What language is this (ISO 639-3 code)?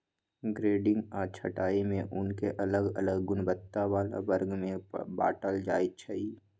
mag